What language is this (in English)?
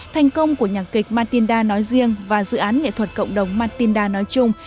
Vietnamese